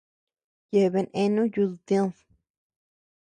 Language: Tepeuxila Cuicatec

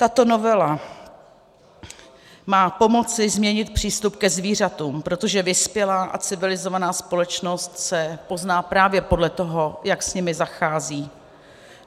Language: Czech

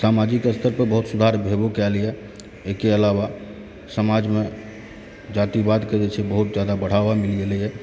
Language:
Maithili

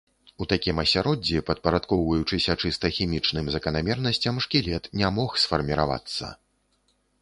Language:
Belarusian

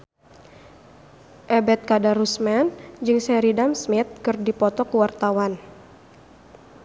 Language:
Sundanese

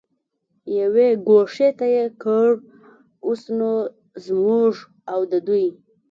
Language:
Pashto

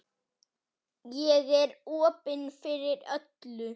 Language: Icelandic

